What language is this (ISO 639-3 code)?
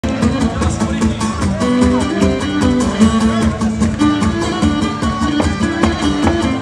ron